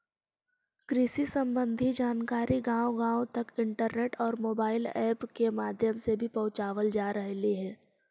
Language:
Magahi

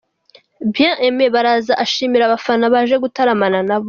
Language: Kinyarwanda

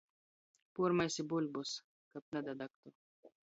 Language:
Latgalian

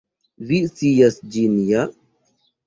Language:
Esperanto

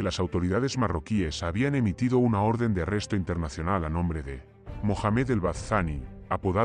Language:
Spanish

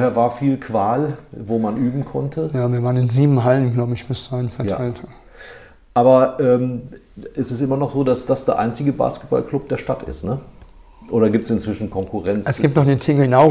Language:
German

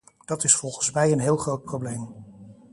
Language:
Dutch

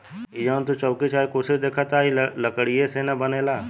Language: Bhojpuri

